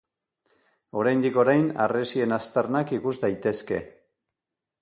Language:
Basque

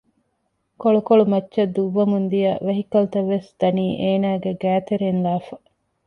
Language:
Divehi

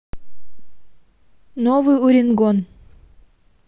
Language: Russian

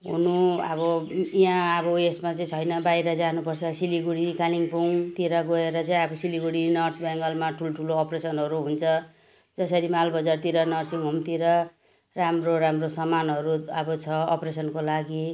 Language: Nepali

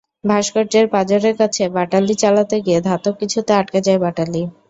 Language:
Bangla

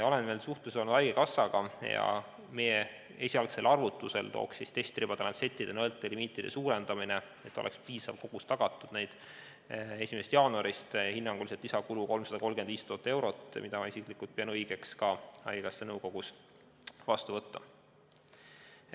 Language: Estonian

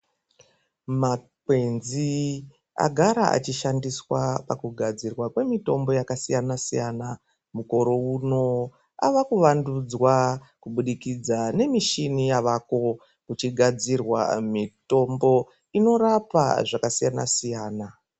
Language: Ndau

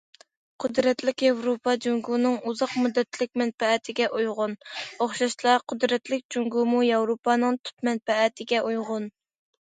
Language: Uyghur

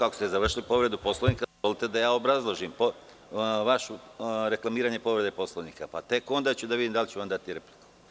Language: Serbian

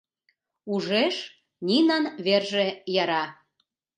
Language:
Mari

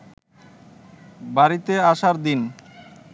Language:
Bangla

